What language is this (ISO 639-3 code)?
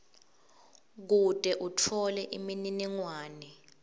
ssw